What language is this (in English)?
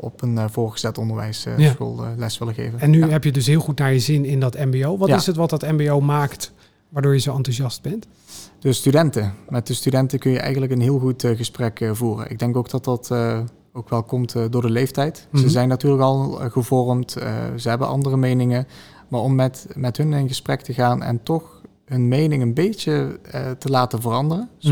Dutch